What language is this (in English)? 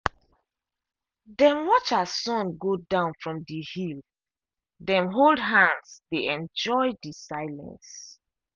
Nigerian Pidgin